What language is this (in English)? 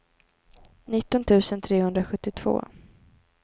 Swedish